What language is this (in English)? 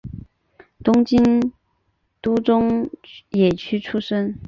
Chinese